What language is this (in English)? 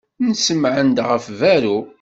Kabyle